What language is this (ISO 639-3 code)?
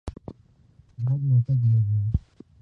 urd